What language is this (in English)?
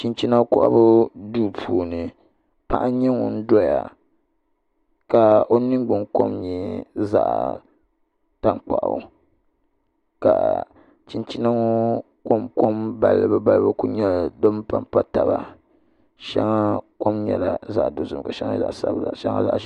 Dagbani